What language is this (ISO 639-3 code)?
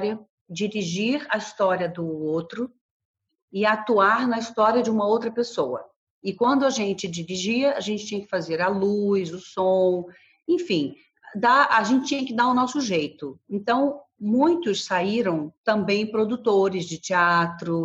por